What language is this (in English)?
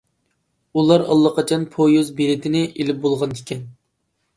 Uyghur